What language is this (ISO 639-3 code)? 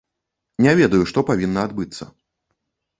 bel